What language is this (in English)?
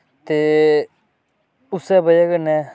Dogri